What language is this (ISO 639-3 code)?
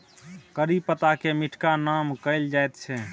mai